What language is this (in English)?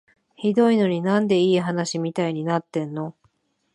Japanese